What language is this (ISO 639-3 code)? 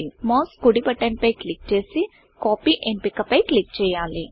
tel